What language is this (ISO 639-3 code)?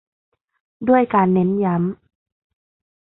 tha